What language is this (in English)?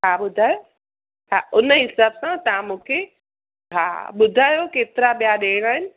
Sindhi